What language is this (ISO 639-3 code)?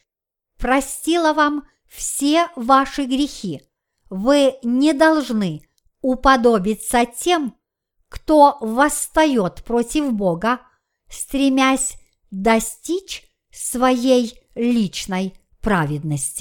rus